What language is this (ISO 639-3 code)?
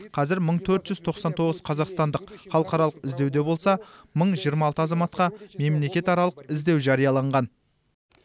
kaz